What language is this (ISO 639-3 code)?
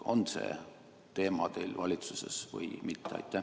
est